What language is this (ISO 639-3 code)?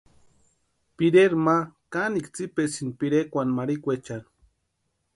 pua